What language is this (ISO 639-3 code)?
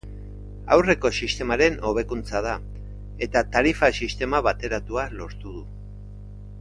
eus